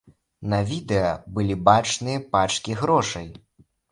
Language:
Belarusian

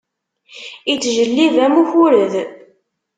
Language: Kabyle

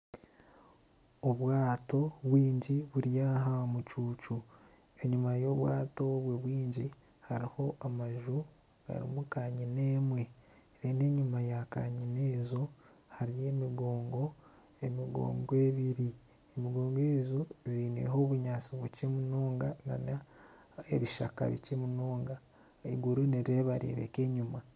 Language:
Nyankole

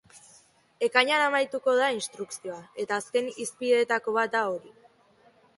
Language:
Basque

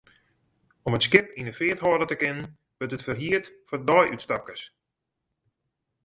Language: Western Frisian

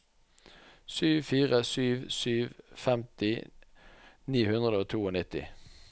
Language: Norwegian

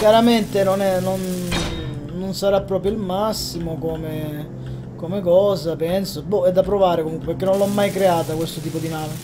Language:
Italian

